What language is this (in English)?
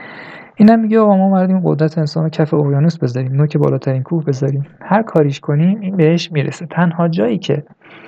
Persian